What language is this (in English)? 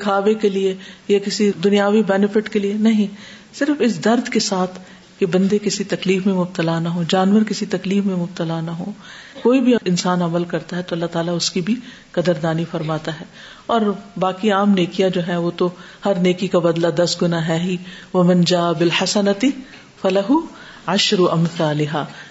Urdu